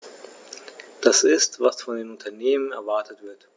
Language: German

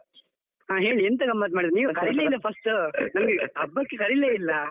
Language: Kannada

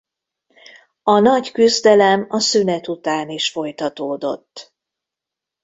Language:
Hungarian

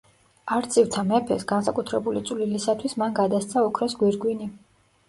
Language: Georgian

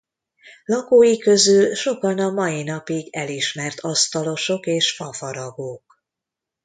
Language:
Hungarian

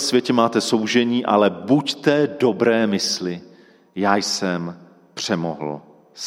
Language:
Czech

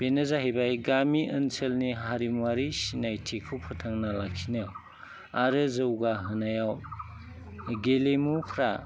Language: Bodo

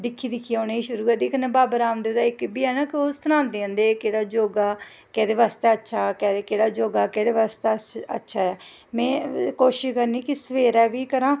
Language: Dogri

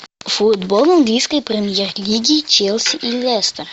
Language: Russian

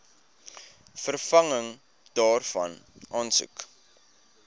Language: Afrikaans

